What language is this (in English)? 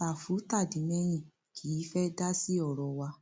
Yoruba